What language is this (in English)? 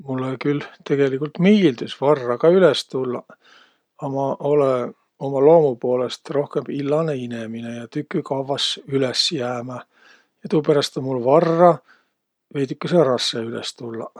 Võro